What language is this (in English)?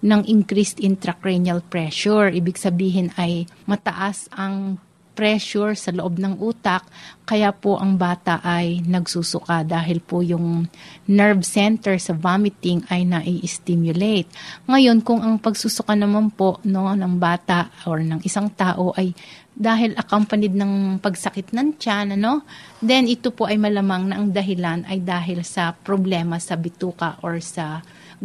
Filipino